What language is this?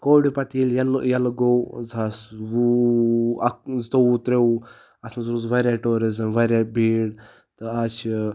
Kashmiri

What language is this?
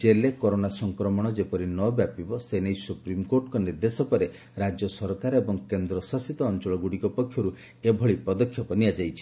Odia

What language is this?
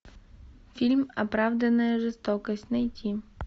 Russian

